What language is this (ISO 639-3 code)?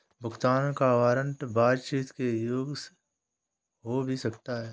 hin